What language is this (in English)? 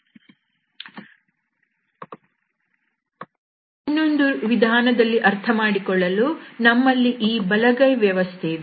Kannada